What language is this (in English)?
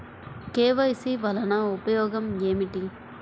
Telugu